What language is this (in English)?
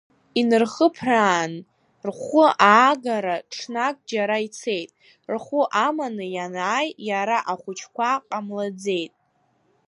Abkhazian